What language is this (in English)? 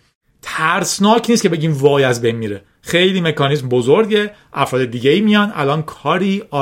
Persian